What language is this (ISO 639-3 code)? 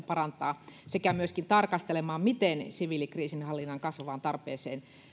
fin